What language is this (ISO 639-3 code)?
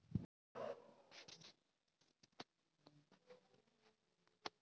mag